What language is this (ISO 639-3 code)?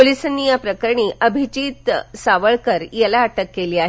mar